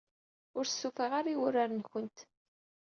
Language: Kabyle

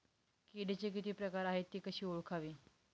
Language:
Marathi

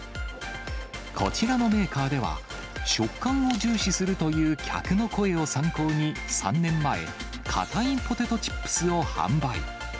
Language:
Japanese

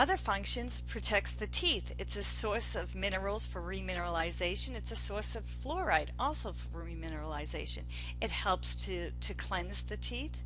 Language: English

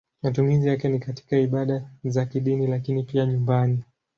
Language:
Swahili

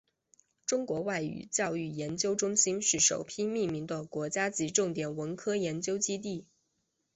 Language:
Chinese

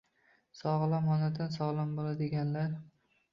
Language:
Uzbek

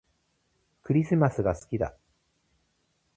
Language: Japanese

